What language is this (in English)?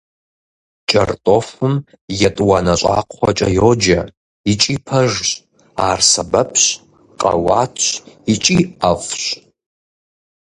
Kabardian